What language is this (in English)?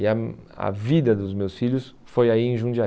Portuguese